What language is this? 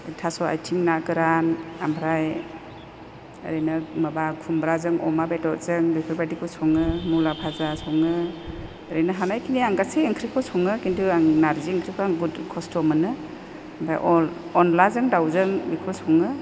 Bodo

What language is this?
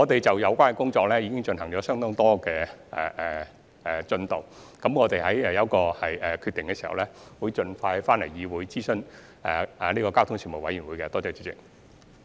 Cantonese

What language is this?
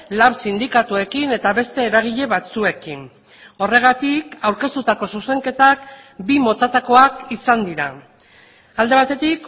Basque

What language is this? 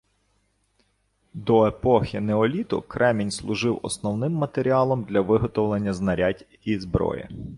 Ukrainian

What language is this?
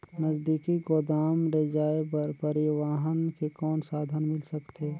Chhattisgarhi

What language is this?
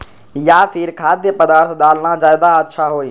Magahi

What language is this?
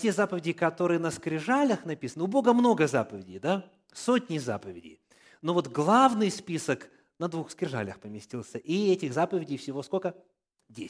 Russian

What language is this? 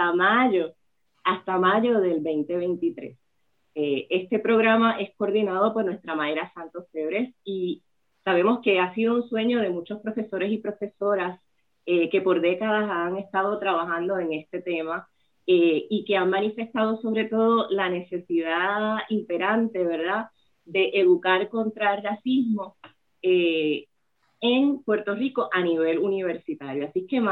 Spanish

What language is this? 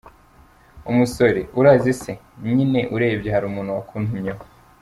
Kinyarwanda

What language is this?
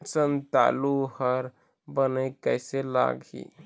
Chhattisgarhi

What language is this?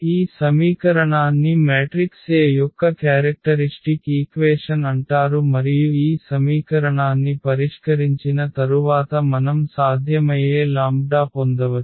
Telugu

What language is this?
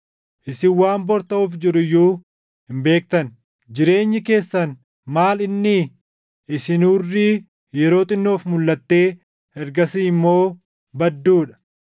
Oromo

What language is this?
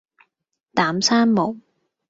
Cantonese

